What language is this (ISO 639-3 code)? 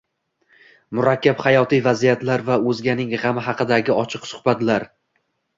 uzb